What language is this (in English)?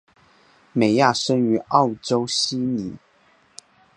Chinese